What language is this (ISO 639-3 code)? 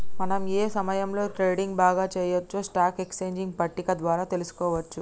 tel